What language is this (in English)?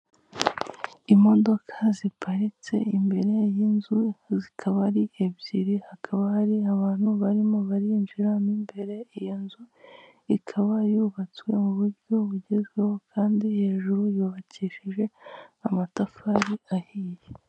Kinyarwanda